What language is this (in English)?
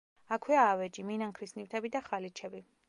Georgian